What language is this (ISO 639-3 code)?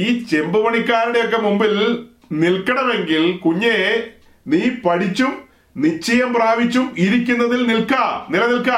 mal